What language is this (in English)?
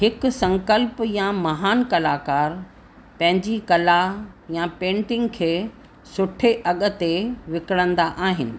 Sindhi